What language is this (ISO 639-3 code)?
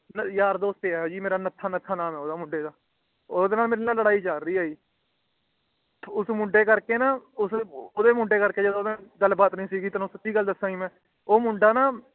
pan